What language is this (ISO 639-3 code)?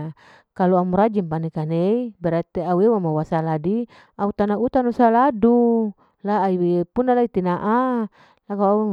alo